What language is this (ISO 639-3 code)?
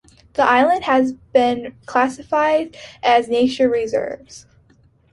eng